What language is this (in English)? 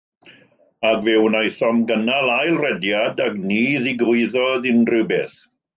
Welsh